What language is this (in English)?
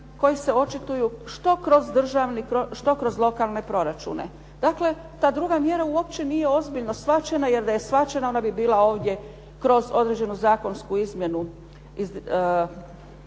Croatian